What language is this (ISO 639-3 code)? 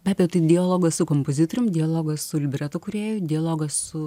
lit